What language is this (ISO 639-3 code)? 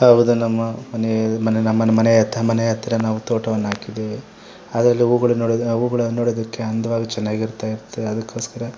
kan